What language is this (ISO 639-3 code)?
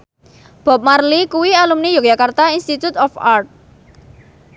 jav